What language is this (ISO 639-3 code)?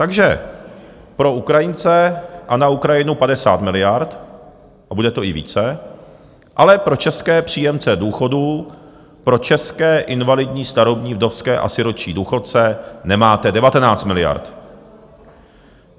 ces